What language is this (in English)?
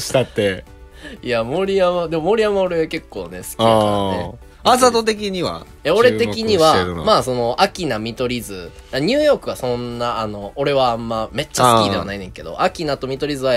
Japanese